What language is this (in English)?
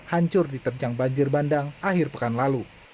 Indonesian